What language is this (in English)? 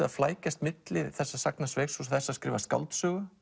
Icelandic